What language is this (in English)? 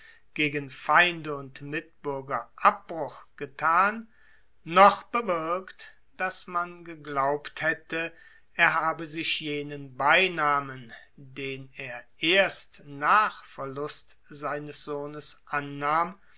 German